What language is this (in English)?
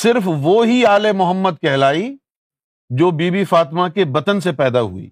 Urdu